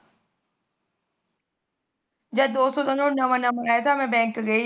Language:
Punjabi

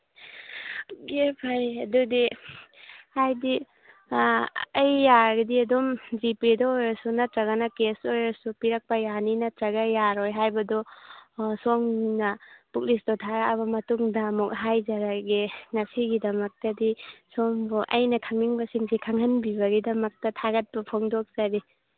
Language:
Manipuri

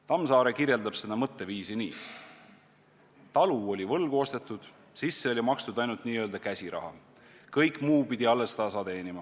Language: Estonian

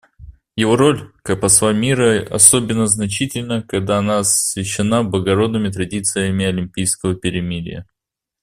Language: Russian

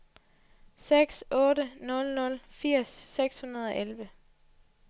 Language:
Danish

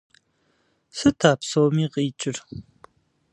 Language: Kabardian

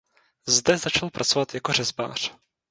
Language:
Czech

